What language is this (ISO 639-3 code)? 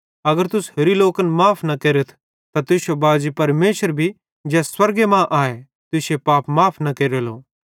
bhd